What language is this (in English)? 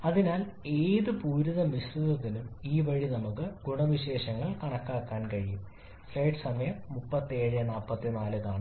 Malayalam